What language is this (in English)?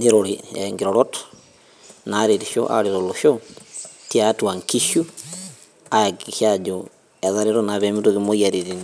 Masai